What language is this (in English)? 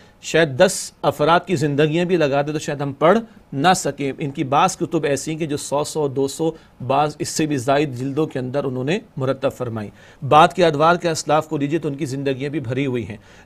Arabic